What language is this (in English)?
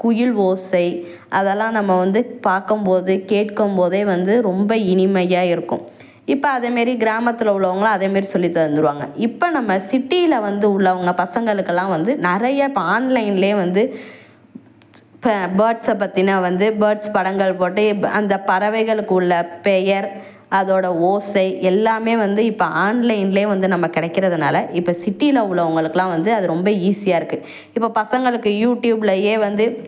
Tamil